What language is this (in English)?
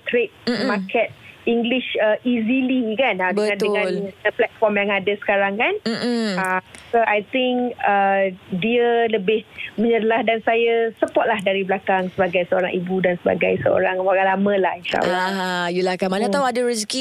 Malay